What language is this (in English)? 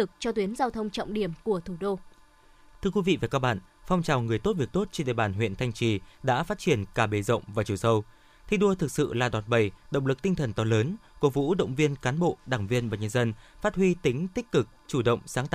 Vietnamese